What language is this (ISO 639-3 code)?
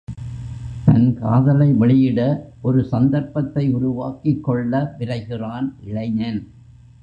tam